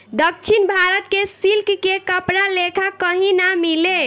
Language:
Bhojpuri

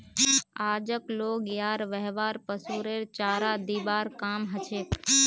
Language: Magahi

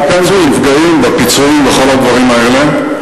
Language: Hebrew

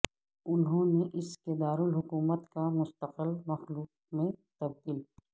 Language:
Urdu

